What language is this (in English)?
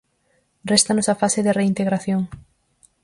Galician